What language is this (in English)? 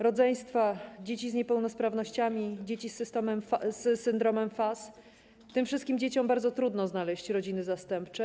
Polish